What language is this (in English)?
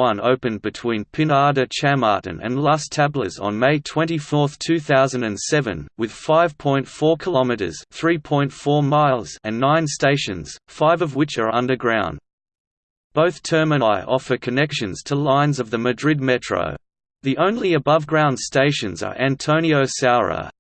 English